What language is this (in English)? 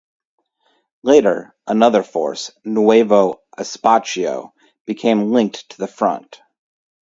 English